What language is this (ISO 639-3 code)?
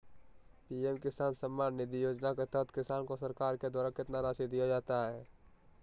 mag